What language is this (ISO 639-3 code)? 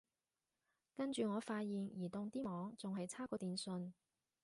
yue